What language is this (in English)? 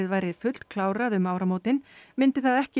Icelandic